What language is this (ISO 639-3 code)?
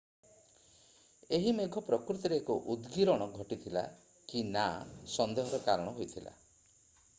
ori